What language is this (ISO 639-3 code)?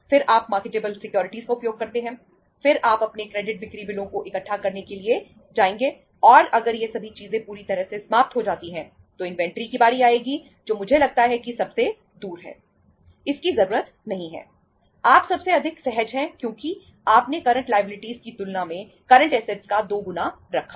hin